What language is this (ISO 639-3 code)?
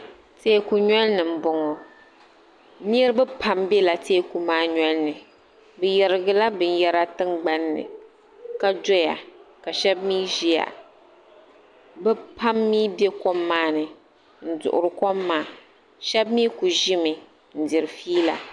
dag